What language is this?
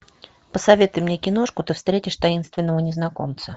Russian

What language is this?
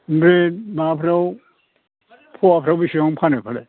Bodo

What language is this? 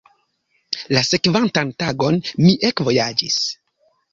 Esperanto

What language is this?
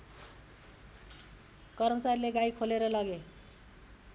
Nepali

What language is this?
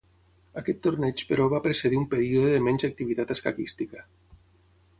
Catalan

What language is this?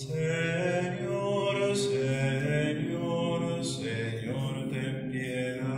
Spanish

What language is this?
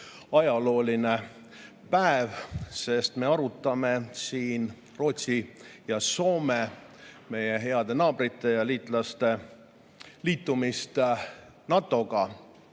Estonian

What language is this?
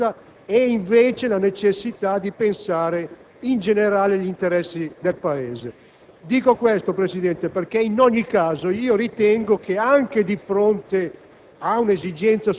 Italian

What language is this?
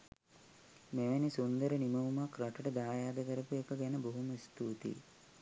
Sinhala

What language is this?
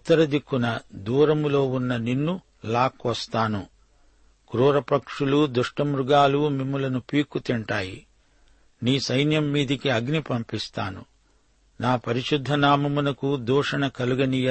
Telugu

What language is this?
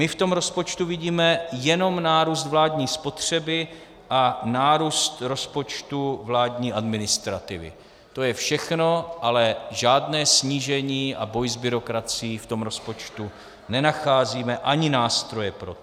Czech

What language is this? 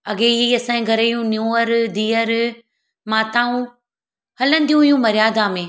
Sindhi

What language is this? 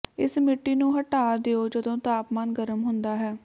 Punjabi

